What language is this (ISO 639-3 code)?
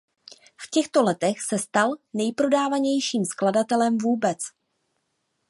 ces